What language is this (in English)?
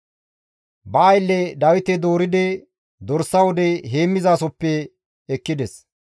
Gamo